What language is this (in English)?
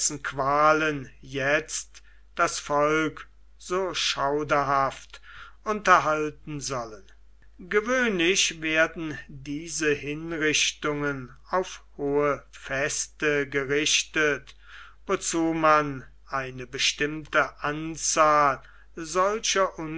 German